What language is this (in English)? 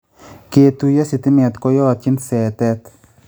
Kalenjin